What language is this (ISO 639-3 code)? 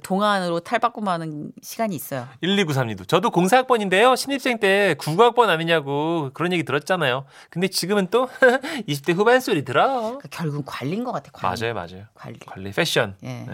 kor